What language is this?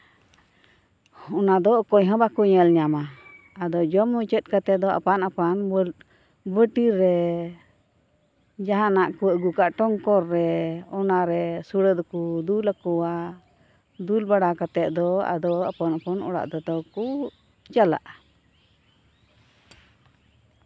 Santali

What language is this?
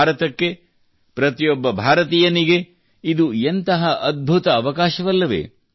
Kannada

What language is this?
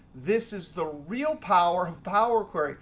English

